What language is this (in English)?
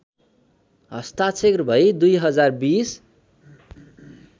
Nepali